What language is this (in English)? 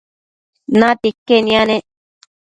Matsés